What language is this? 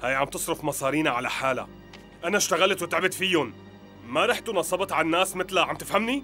Arabic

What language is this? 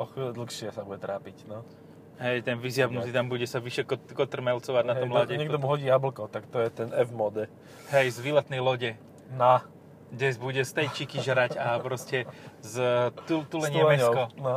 Slovak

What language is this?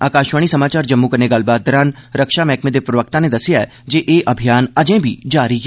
Dogri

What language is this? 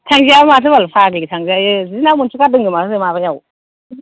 Bodo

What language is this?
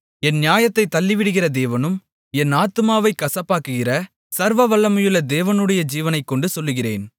Tamil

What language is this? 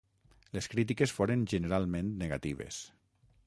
Catalan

